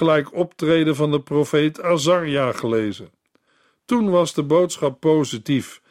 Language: Dutch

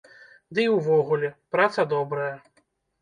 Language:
Belarusian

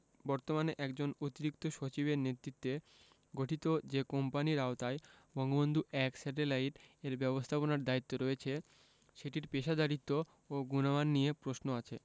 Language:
Bangla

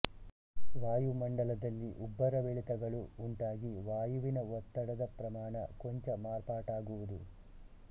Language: Kannada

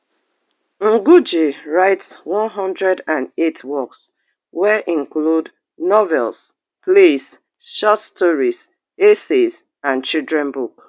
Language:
Nigerian Pidgin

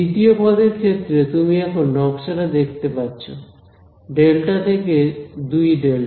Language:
Bangla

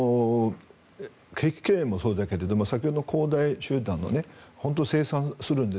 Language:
Japanese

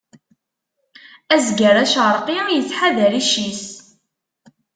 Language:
Kabyle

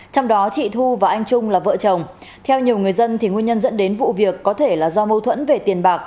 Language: Vietnamese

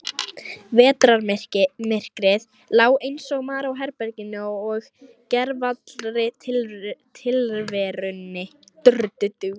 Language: Icelandic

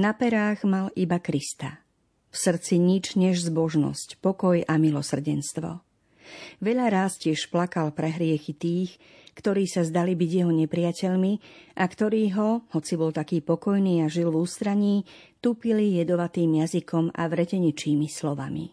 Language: Slovak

